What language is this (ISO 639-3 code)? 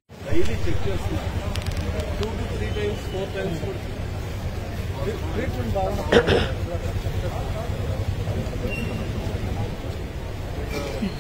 tel